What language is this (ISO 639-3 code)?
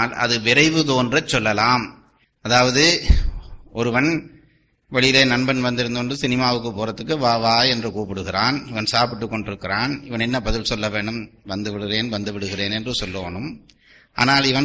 tam